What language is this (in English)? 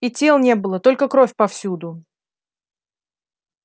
Russian